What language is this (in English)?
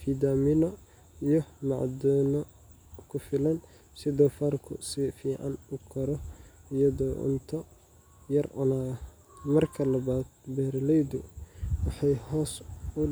Somali